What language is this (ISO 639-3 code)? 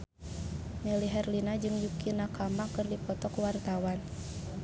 sun